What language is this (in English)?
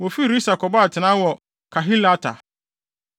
Akan